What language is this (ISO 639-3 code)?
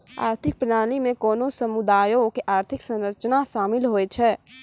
mai